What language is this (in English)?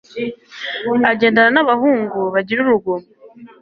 Kinyarwanda